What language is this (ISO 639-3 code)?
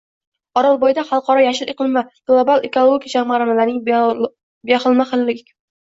uzb